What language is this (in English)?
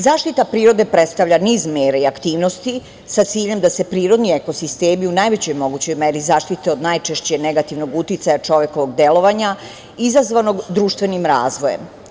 Serbian